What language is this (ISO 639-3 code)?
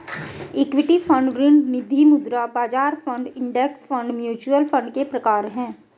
hin